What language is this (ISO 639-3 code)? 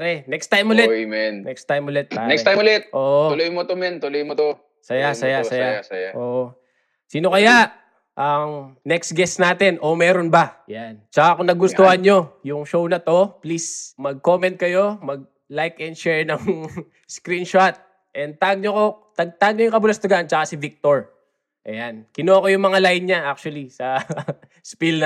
fil